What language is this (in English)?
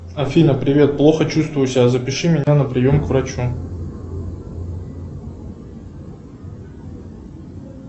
Russian